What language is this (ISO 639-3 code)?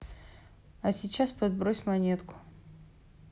rus